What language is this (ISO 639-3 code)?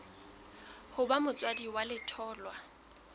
sot